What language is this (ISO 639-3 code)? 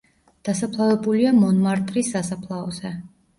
kat